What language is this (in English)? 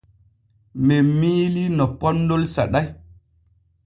Borgu Fulfulde